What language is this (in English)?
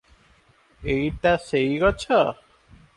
Odia